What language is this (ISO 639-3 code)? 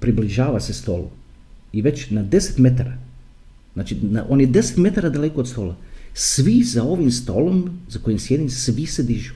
hrv